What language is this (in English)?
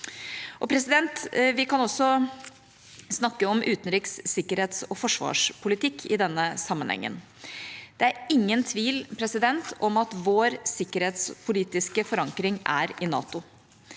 Norwegian